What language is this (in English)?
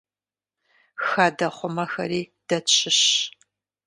Kabardian